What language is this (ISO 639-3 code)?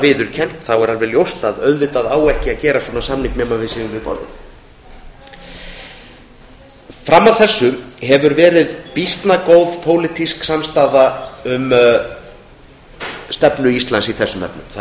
isl